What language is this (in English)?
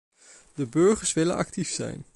Dutch